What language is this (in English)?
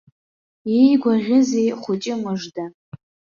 Abkhazian